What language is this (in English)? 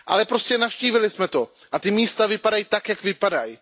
Czech